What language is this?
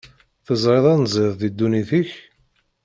Kabyle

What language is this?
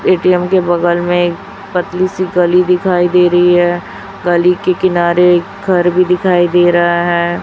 Hindi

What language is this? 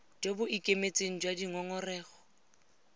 Tswana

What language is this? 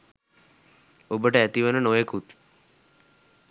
Sinhala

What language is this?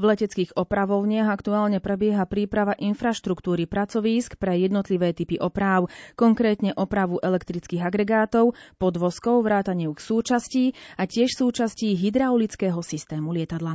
Slovak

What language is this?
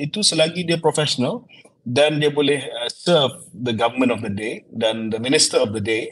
Malay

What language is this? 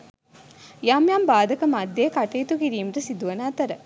Sinhala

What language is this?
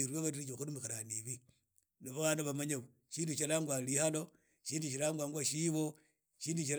Idakho-Isukha-Tiriki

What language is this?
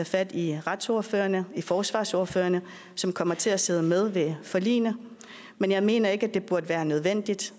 Danish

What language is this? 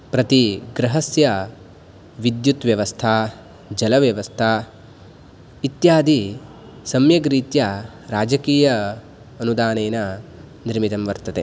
Sanskrit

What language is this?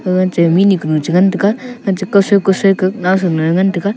Wancho Naga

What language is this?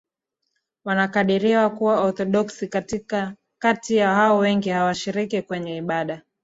Swahili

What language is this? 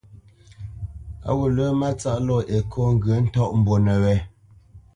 Bamenyam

